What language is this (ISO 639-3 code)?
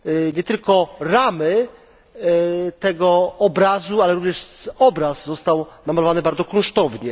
pol